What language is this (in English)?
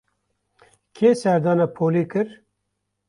Kurdish